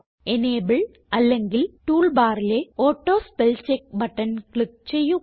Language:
Malayalam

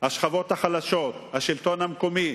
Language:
Hebrew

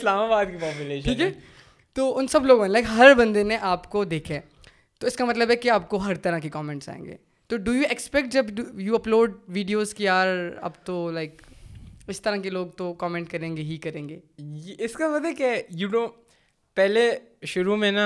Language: Urdu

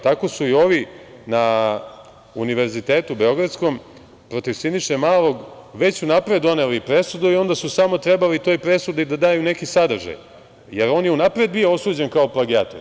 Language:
Serbian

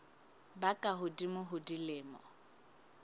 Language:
Southern Sotho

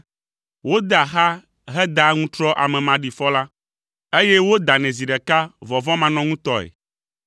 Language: Ewe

